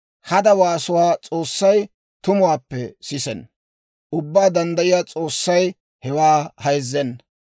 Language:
Dawro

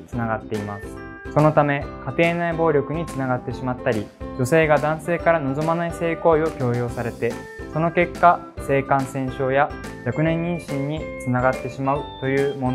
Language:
Japanese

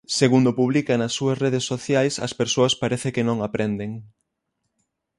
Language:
Galician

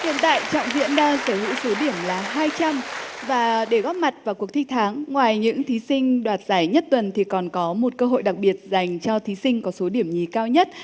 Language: Vietnamese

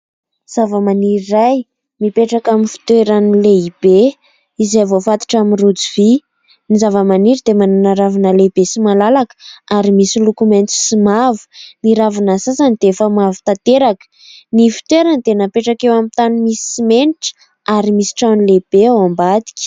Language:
Malagasy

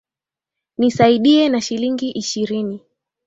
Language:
Swahili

